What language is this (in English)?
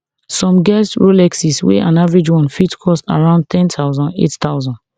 Nigerian Pidgin